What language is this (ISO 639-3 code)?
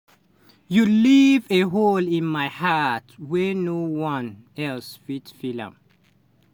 pcm